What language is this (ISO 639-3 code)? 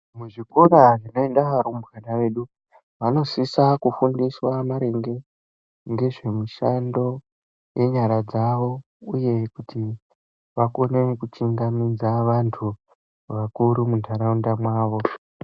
ndc